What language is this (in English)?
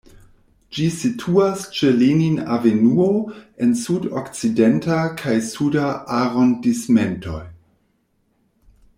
Esperanto